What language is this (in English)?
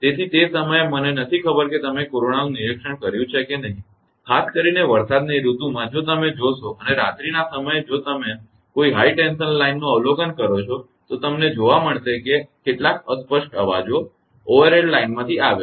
Gujarati